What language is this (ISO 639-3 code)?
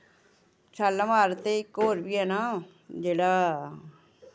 doi